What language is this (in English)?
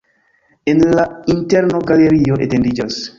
Esperanto